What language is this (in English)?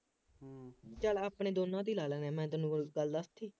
Punjabi